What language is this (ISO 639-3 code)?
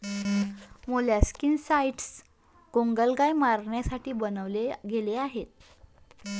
mar